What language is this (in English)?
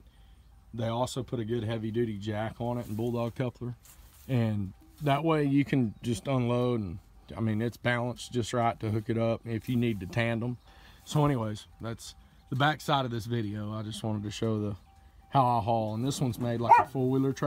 English